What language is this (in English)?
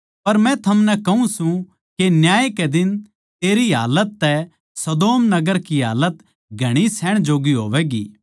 Haryanvi